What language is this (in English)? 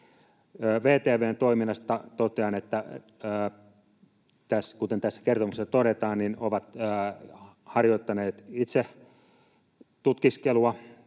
Finnish